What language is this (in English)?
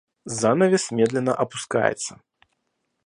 Russian